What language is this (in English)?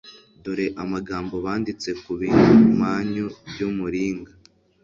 Kinyarwanda